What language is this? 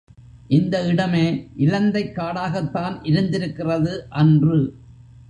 Tamil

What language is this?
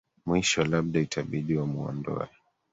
Swahili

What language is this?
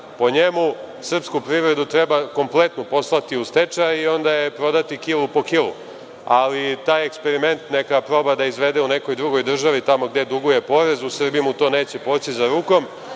Serbian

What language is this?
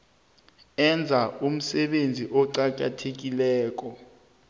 South Ndebele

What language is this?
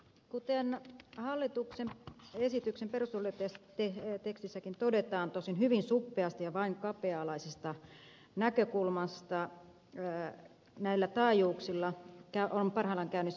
Finnish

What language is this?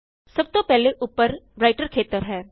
Punjabi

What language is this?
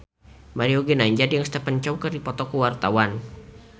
Sundanese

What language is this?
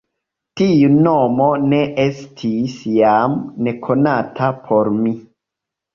Esperanto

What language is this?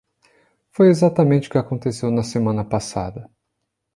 Portuguese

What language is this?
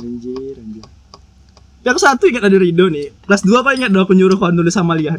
Indonesian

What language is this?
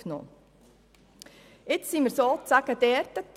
Swiss German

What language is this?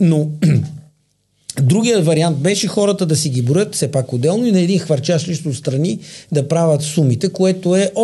Bulgarian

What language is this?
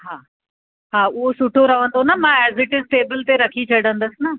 Sindhi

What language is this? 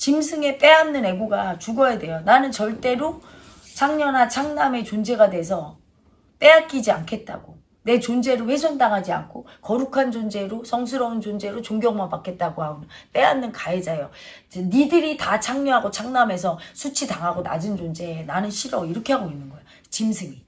Korean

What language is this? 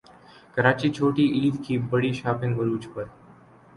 Urdu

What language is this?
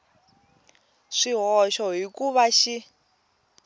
Tsonga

